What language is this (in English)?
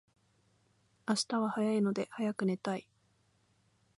Japanese